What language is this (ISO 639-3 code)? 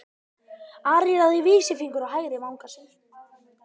isl